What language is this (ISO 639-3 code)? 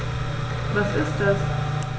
deu